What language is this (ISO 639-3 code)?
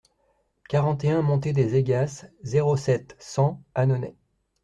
fra